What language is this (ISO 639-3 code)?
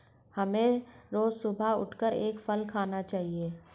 hin